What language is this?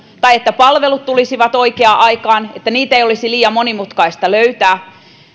Finnish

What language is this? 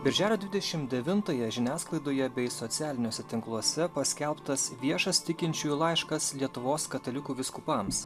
Lithuanian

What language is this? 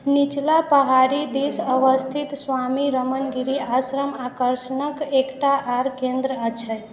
Maithili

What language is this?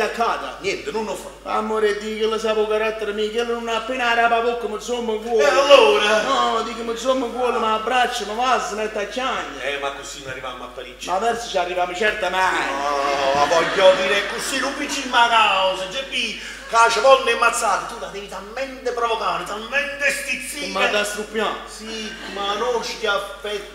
Italian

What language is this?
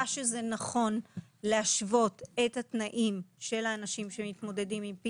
Hebrew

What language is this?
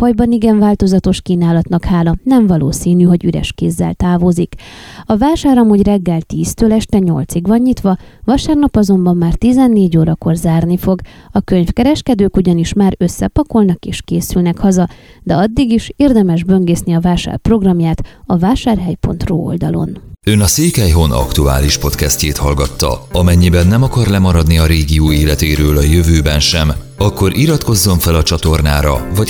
Hungarian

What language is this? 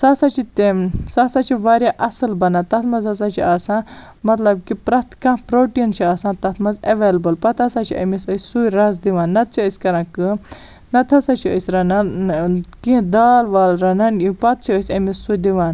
Kashmiri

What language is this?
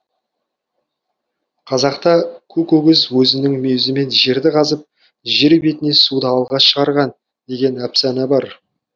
Kazakh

